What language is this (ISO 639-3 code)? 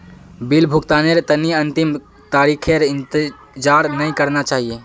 mag